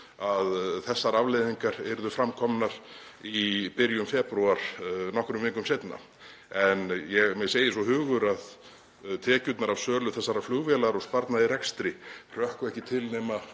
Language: Icelandic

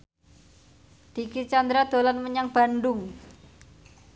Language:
Javanese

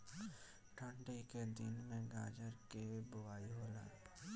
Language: Bhojpuri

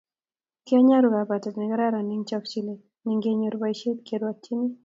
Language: Kalenjin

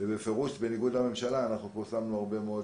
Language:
Hebrew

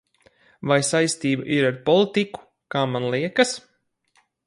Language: Latvian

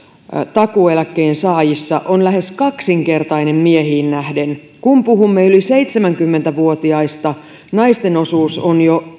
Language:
Finnish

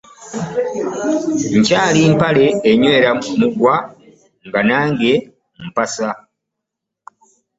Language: Ganda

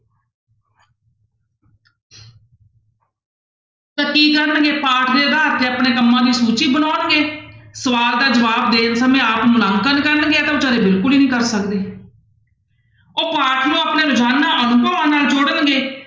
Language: Punjabi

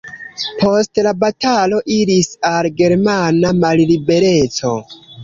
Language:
Esperanto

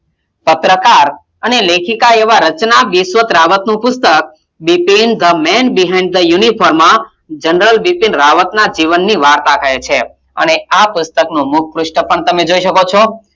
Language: Gujarati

